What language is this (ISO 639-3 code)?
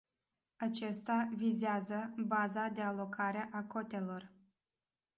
ron